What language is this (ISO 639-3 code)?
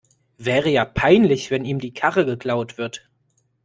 deu